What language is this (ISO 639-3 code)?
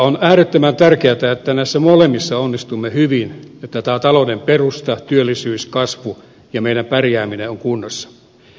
fin